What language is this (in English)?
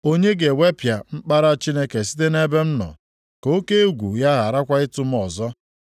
Igbo